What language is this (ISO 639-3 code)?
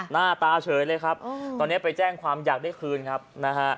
tha